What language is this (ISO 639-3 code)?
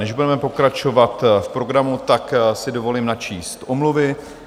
ces